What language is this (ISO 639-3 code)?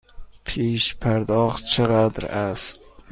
fas